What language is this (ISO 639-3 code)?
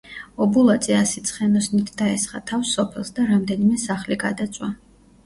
kat